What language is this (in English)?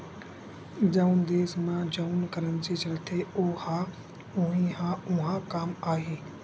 Chhattisgarhi